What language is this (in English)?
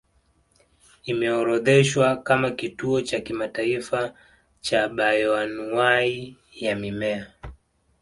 Swahili